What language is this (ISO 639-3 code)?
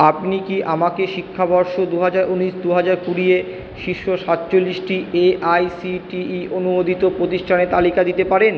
ben